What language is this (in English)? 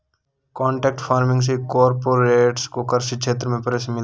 Hindi